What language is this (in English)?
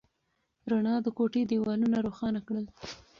Pashto